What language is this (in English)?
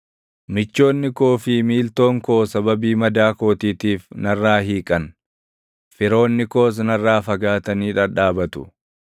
Oromo